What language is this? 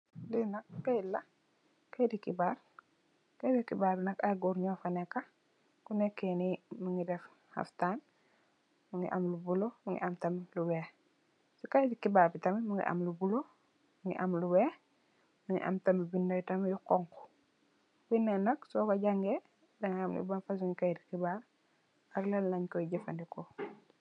Wolof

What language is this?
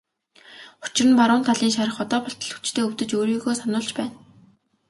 Mongolian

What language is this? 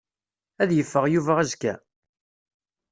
Kabyle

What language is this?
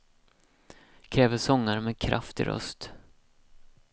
Swedish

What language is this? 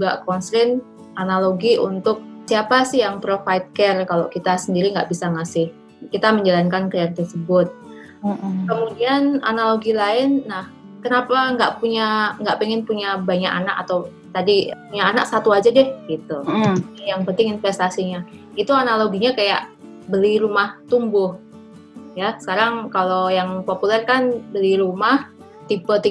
Indonesian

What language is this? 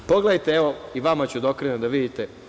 Serbian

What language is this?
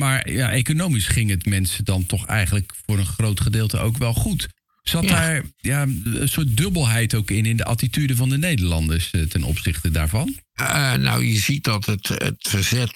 Dutch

